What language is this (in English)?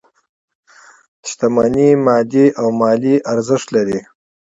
Pashto